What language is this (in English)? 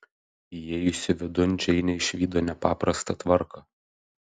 Lithuanian